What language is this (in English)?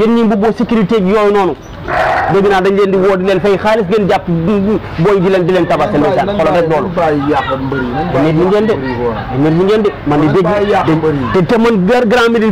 Arabic